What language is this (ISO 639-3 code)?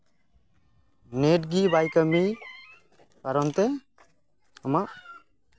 sat